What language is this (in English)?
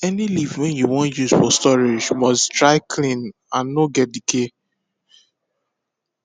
Nigerian Pidgin